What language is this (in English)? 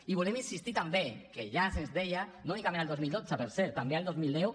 Catalan